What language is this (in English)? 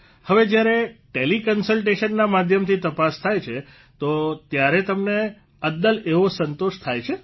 Gujarati